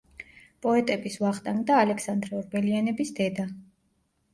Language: Georgian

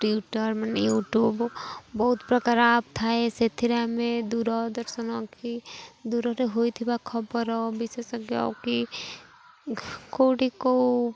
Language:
Odia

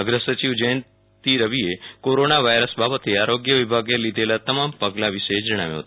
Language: Gujarati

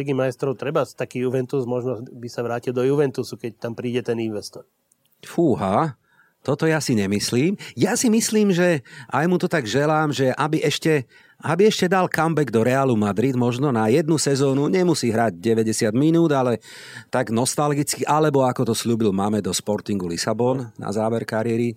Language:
Slovak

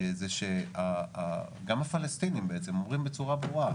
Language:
Hebrew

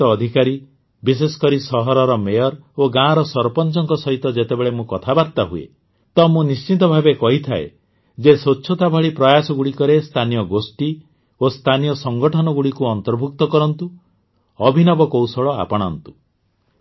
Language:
Odia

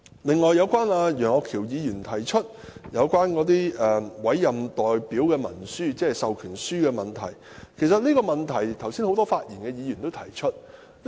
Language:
Cantonese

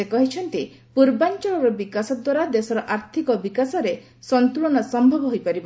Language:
Odia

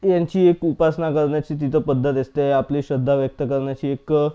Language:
Marathi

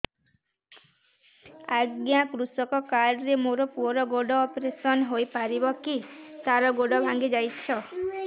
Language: Odia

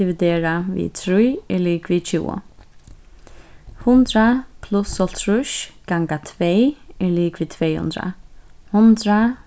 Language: Faroese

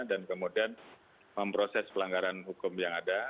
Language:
Indonesian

